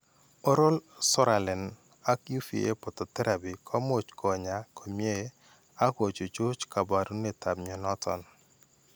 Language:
Kalenjin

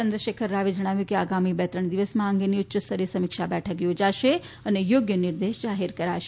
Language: Gujarati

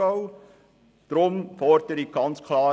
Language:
Swiss German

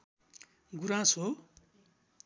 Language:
Nepali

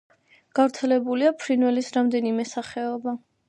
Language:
Georgian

